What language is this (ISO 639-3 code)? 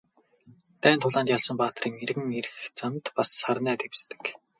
mon